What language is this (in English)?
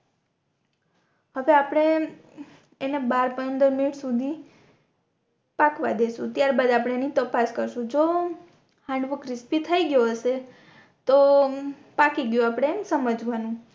Gujarati